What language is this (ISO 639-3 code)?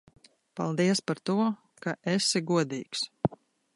lav